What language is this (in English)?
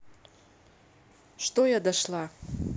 Russian